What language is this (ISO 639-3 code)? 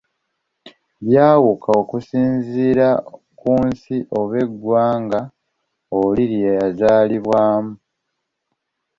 lug